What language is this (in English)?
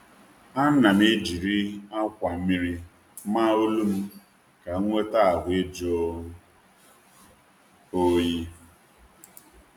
Igbo